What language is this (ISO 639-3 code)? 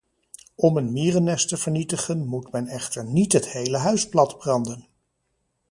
nld